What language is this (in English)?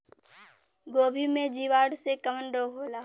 Bhojpuri